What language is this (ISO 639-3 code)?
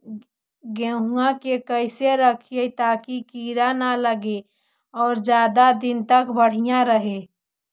mag